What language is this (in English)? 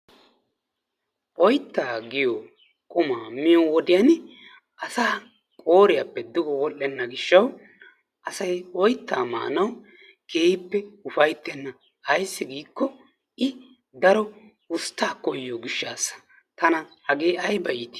Wolaytta